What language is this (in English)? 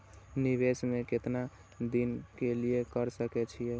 Maithili